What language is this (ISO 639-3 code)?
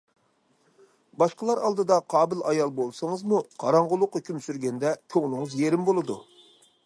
uig